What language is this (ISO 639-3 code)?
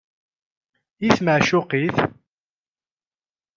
kab